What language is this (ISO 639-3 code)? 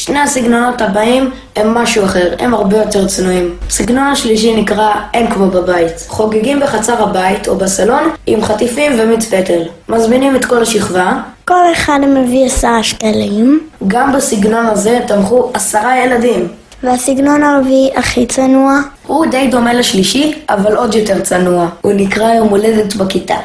heb